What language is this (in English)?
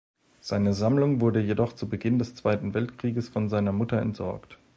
German